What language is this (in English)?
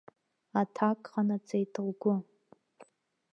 Abkhazian